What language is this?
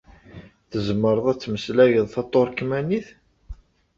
Kabyle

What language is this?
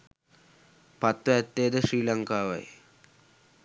Sinhala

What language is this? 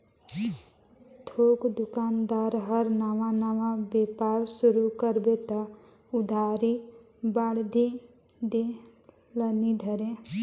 Chhattisgarhi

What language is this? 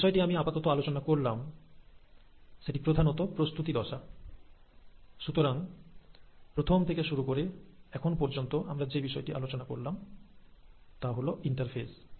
Bangla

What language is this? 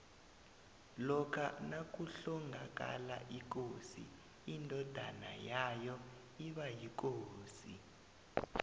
South Ndebele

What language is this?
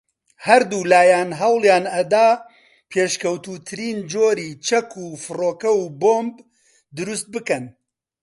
Central Kurdish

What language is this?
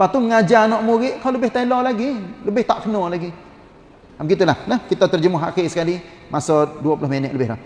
Malay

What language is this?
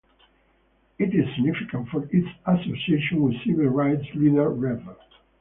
English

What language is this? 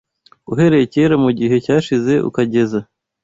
Kinyarwanda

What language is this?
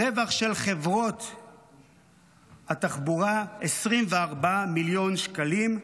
Hebrew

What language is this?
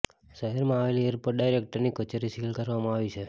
Gujarati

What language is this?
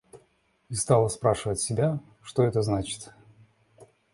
Russian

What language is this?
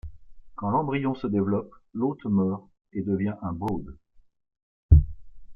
French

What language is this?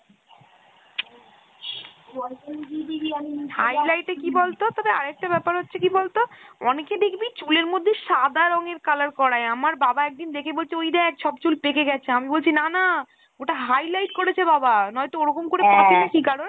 Bangla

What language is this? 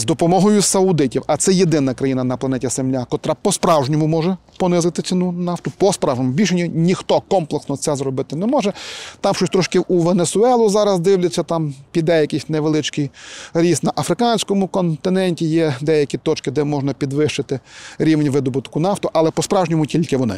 Ukrainian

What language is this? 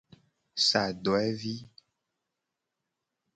Gen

